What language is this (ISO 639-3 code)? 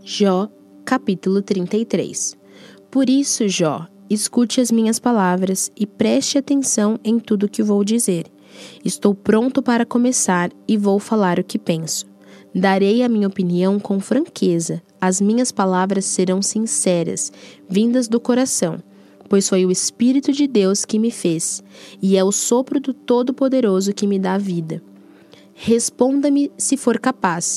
por